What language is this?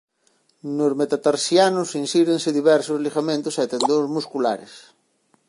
Galician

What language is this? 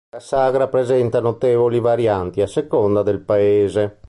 Italian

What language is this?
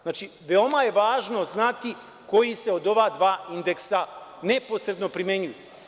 Serbian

